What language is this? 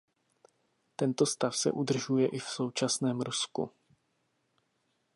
Czech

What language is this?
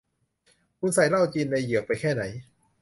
Thai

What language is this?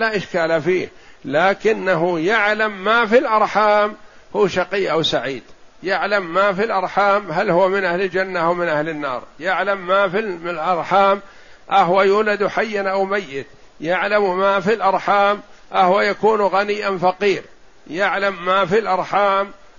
Arabic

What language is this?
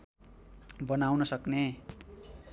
Nepali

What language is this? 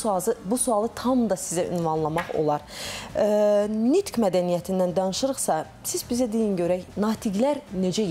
Turkish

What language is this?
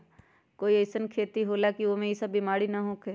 Magahi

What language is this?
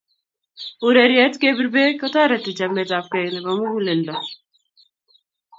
Kalenjin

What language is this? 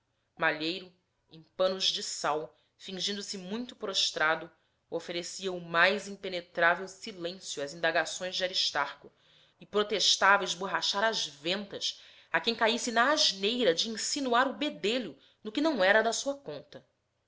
Portuguese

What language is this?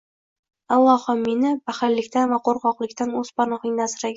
Uzbek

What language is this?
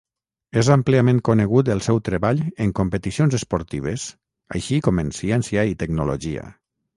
Catalan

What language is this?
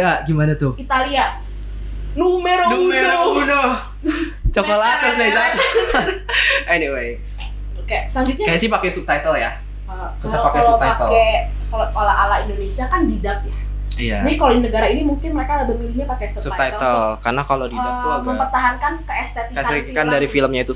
Indonesian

